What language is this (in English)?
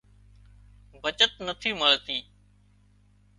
Wadiyara Koli